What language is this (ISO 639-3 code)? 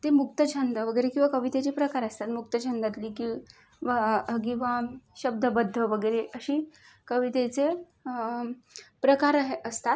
mar